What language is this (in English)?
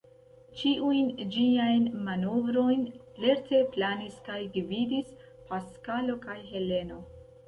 Esperanto